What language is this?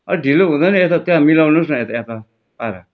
Nepali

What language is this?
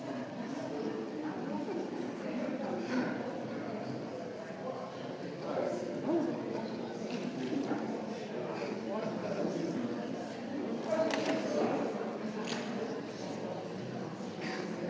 Slovenian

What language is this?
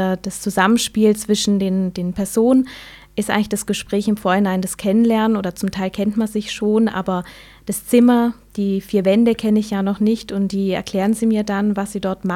German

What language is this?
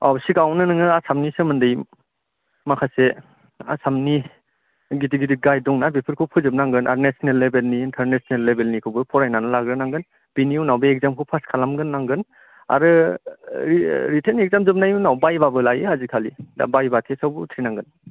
Bodo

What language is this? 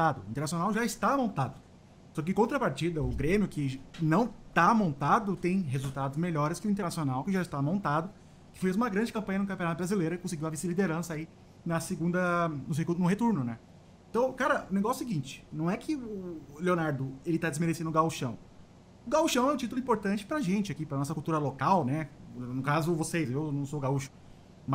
Portuguese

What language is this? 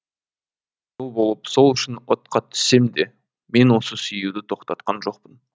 Kazakh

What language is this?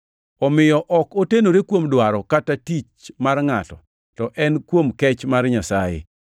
Luo (Kenya and Tanzania)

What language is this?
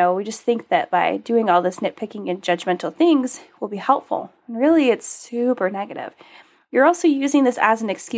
English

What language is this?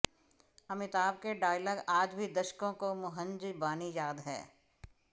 Hindi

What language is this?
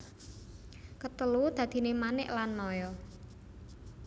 Javanese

